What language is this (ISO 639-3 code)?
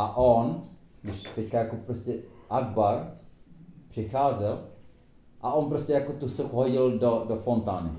ces